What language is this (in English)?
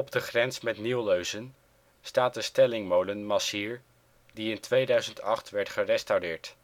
Dutch